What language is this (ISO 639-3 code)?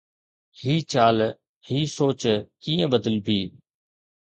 snd